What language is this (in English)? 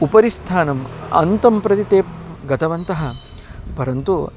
Sanskrit